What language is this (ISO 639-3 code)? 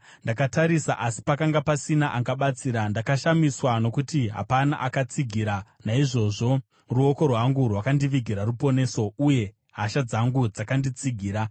sna